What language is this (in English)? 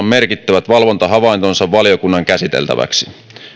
Finnish